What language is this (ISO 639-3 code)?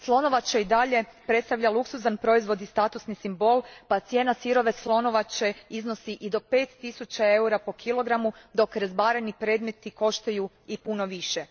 hrv